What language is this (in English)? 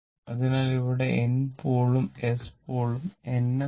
Malayalam